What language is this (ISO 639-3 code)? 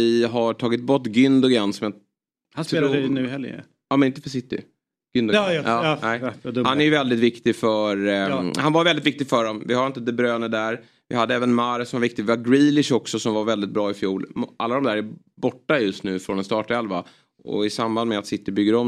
swe